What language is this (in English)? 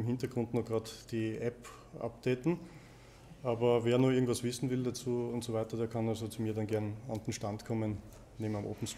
German